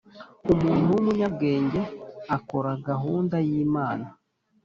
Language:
Kinyarwanda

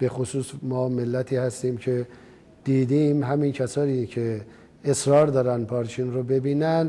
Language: Persian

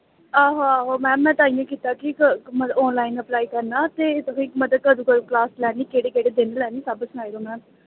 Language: Dogri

